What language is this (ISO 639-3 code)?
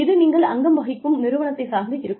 tam